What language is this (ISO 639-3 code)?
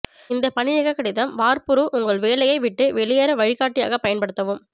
tam